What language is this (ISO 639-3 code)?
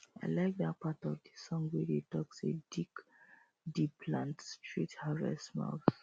pcm